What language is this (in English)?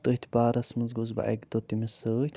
Kashmiri